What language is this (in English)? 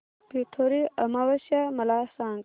Marathi